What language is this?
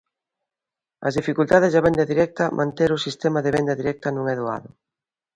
Galician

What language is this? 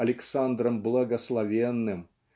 Russian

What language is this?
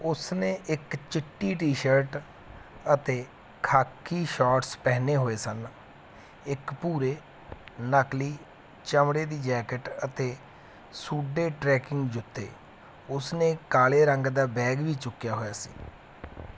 Punjabi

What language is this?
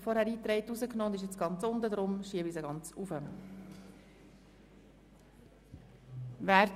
Swiss German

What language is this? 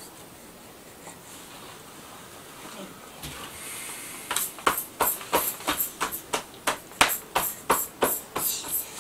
Japanese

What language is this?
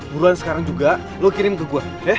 Indonesian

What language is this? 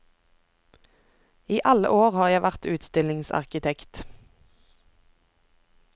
Norwegian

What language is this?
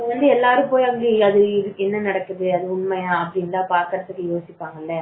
Tamil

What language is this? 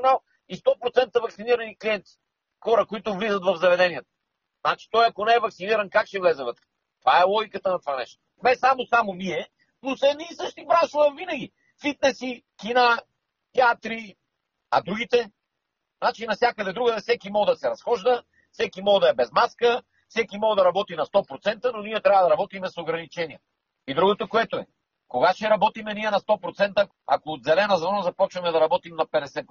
Bulgarian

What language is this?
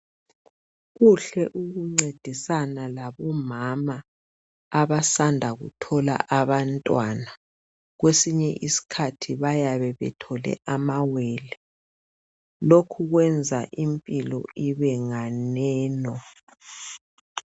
North Ndebele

